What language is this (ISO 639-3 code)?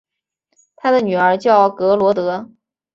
zho